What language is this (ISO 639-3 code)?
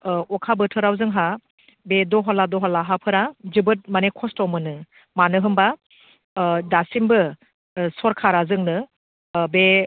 brx